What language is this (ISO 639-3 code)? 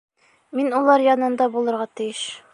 bak